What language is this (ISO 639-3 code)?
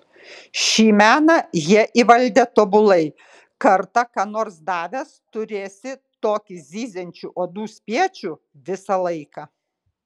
lit